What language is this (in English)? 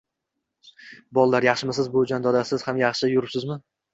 Uzbek